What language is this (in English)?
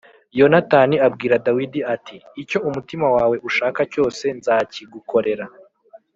Kinyarwanda